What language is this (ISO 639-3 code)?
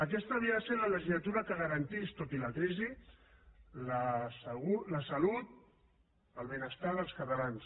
cat